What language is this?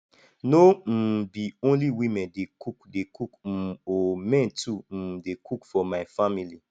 Nigerian Pidgin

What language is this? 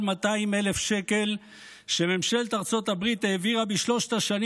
Hebrew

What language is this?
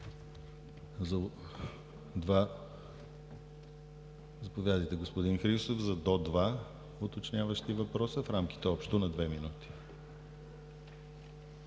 Bulgarian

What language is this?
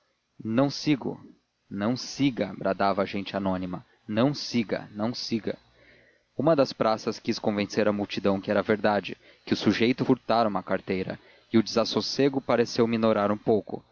Portuguese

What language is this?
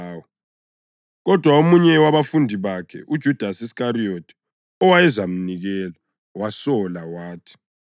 North Ndebele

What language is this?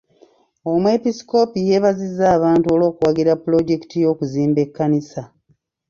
Ganda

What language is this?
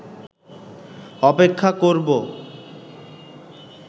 Bangla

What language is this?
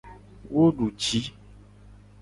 Gen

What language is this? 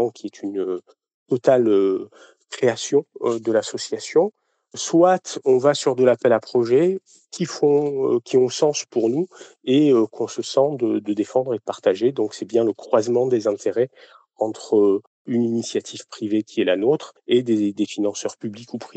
French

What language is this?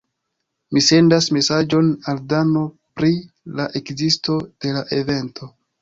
Esperanto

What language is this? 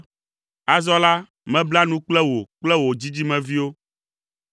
Ewe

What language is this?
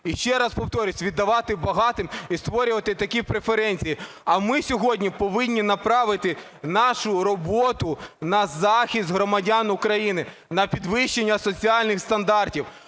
Ukrainian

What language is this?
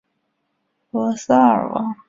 Chinese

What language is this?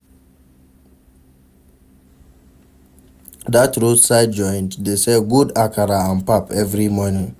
Nigerian Pidgin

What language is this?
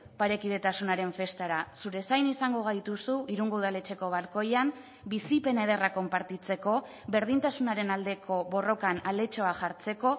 Basque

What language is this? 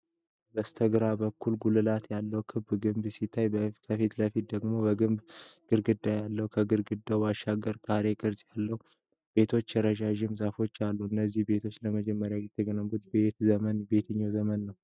Amharic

